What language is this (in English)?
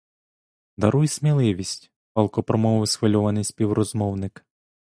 Ukrainian